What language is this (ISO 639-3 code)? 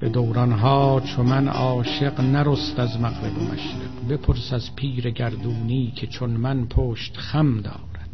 fas